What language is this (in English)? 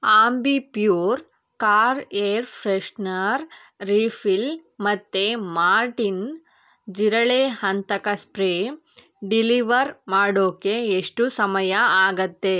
Kannada